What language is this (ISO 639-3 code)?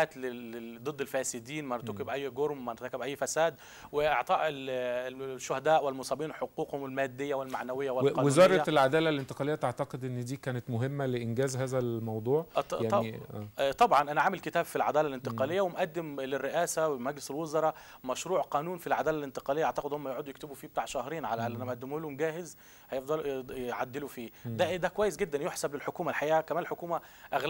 ara